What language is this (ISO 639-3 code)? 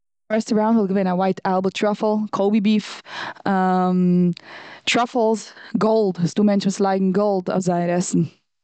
yid